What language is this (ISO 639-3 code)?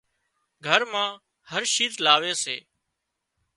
kxp